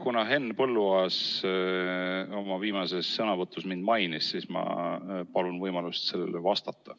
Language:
Estonian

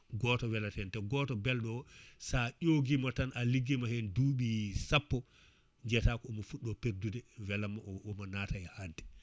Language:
Fula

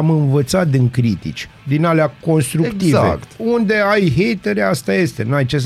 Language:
Romanian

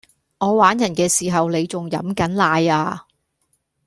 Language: Cantonese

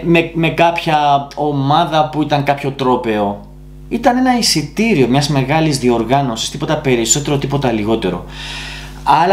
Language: Greek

